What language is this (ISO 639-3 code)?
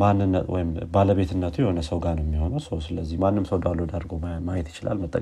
amh